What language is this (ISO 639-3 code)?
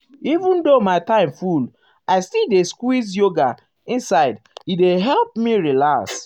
pcm